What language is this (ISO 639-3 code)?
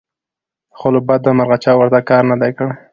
pus